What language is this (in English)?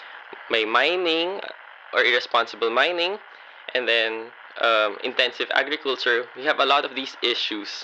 Filipino